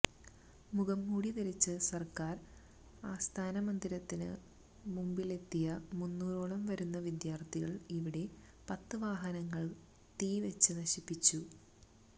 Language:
Malayalam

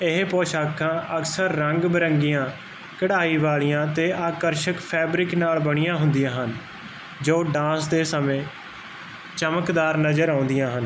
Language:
Punjabi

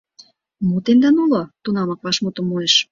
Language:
Mari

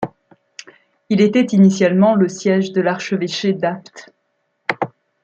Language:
French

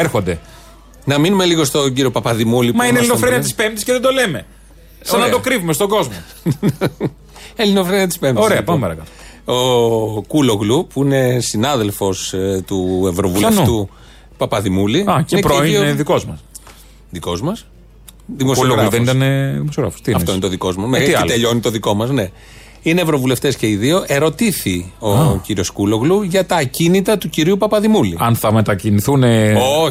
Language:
Greek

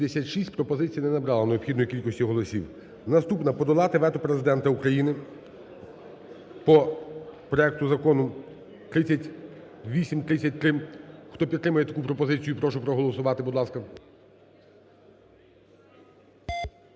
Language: Ukrainian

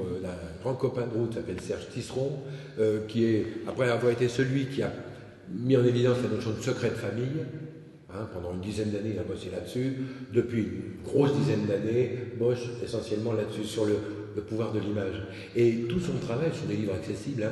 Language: French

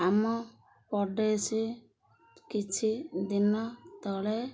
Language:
Odia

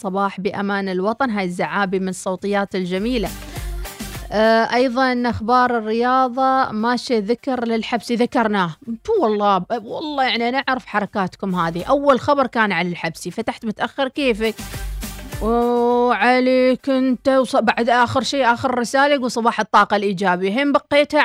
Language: Arabic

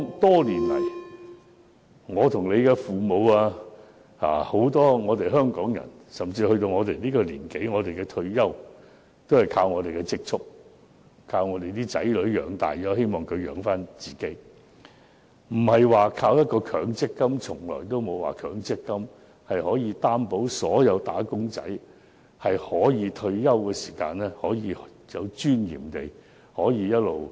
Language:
Cantonese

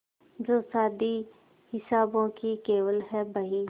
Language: Hindi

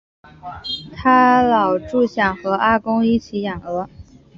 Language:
Chinese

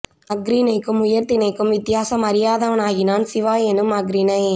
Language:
Tamil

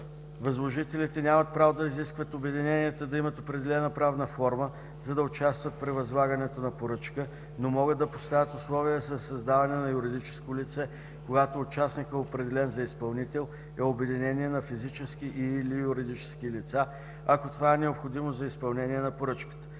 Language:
Bulgarian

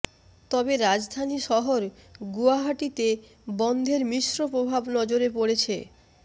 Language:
Bangla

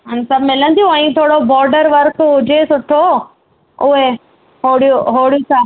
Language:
Sindhi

